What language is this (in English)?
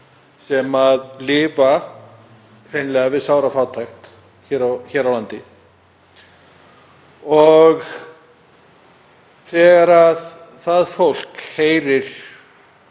Icelandic